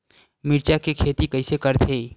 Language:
Chhattisgarhi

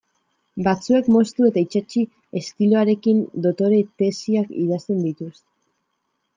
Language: Basque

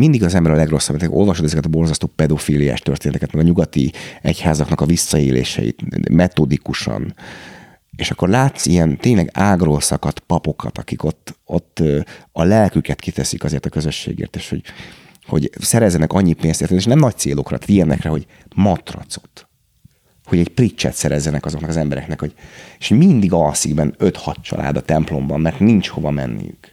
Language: Hungarian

